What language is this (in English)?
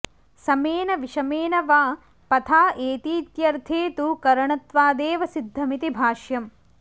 Sanskrit